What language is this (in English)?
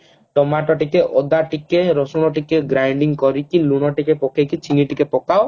Odia